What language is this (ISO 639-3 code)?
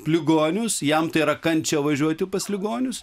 lit